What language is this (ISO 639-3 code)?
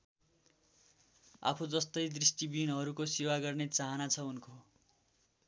nep